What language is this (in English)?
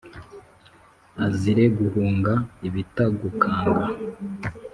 Kinyarwanda